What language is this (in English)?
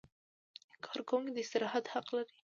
Pashto